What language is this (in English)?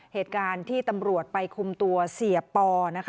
Thai